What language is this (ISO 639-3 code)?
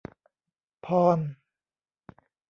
tha